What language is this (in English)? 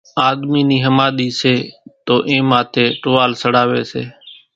Kachi Koli